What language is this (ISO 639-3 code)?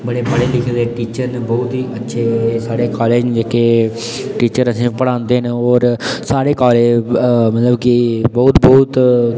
doi